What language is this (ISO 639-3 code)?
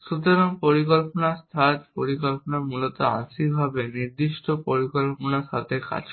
ben